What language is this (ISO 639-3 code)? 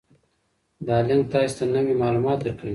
pus